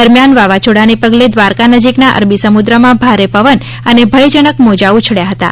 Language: Gujarati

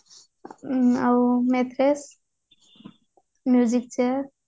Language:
Odia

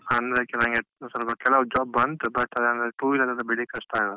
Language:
Kannada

